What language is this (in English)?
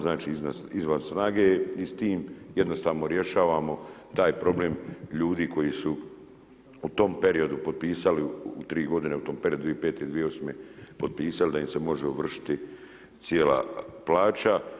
Croatian